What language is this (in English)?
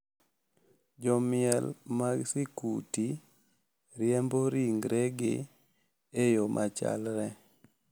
Luo (Kenya and Tanzania)